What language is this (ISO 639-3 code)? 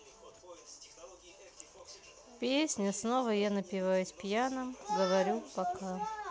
rus